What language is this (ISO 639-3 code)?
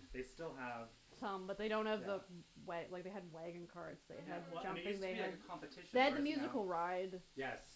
eng